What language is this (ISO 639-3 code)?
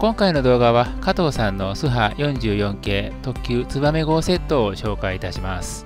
jpn